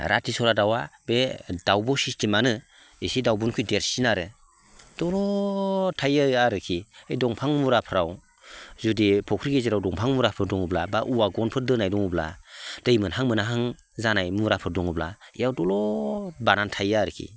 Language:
Bodo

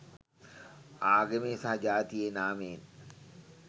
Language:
Sinhala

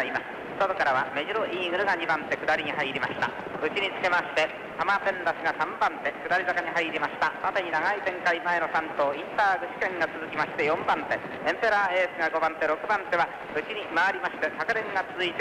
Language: Japanese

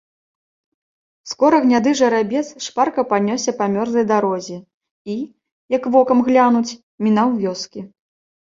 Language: Belarusian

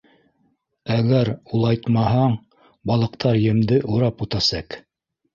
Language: Bashkir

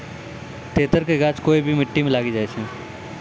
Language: Maithili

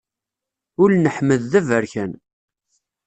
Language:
Kabyle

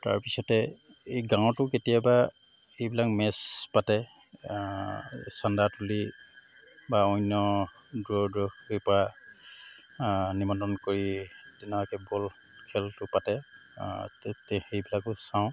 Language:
Assamese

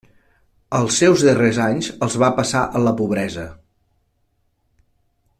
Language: Catalan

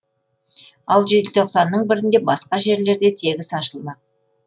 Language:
Kazakh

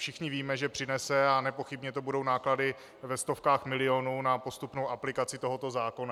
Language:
Czech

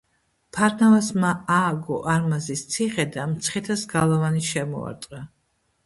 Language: Georgian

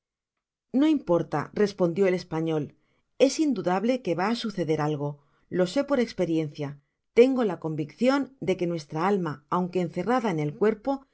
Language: Spanish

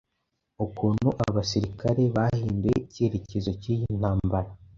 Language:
Kinyarwanda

